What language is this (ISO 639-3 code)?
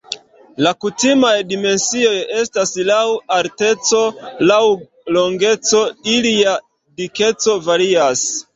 epo